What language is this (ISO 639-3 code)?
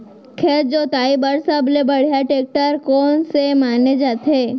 hne